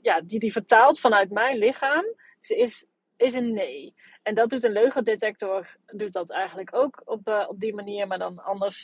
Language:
Dutch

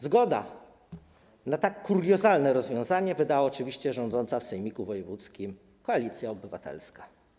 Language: Polish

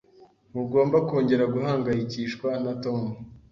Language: Kinyarwanda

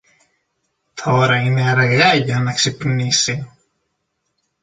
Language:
Greek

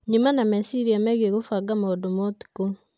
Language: Kikuyu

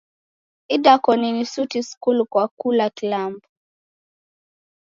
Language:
Taita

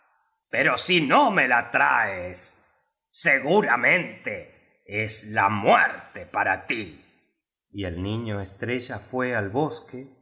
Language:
Spanish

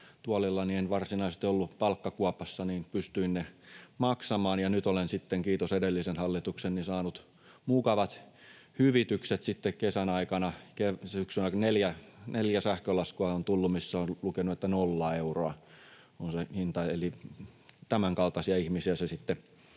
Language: Finnish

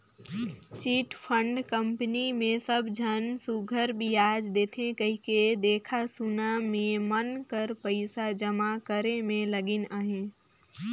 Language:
Chhattisgarhi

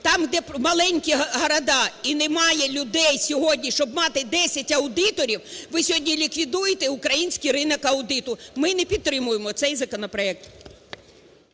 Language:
Ukrainian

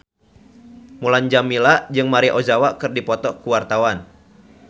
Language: Sundanese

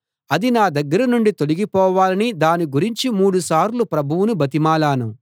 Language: Telugu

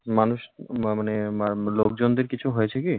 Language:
Bangla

